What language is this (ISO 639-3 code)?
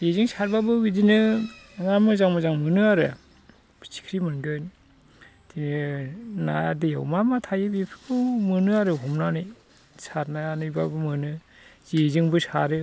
brx